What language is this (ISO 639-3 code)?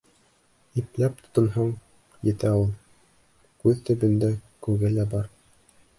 bak